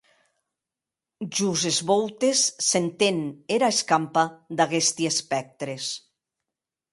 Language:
Occitan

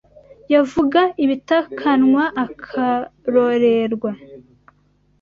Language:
Kinyarwanda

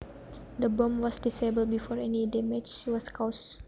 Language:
Javanese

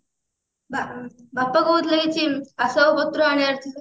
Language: Odia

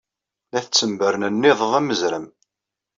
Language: Kabyle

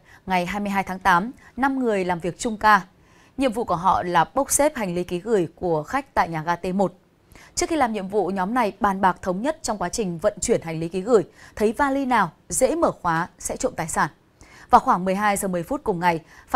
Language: Vietnamese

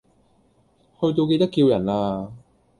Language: Cantonese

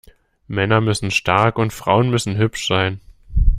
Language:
German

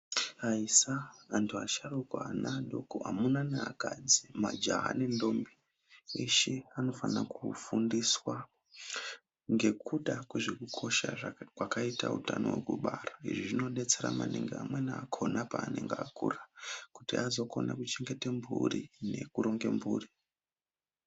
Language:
Ndau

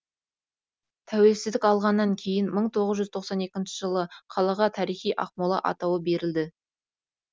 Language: Kazakh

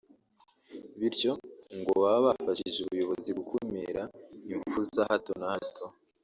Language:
Kinyarwanda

